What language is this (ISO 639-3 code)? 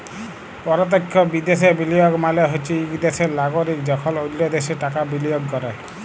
ben